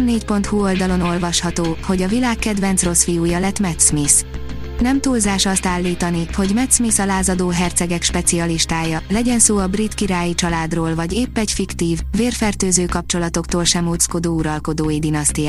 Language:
Hungarian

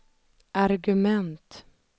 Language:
Swedish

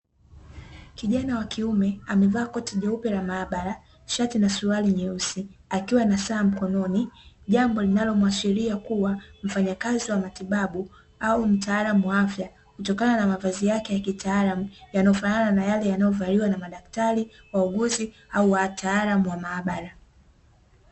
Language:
Swahili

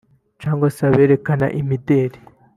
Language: Kinyarwanda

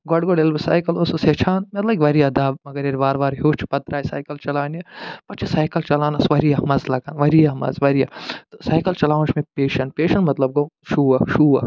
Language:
Kashmiri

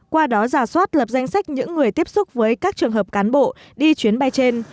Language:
Vietnamese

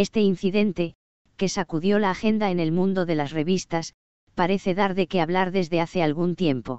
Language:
Spanish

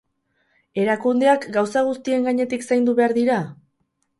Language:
Basque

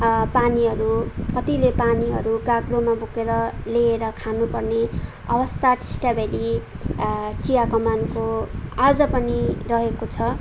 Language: Nepali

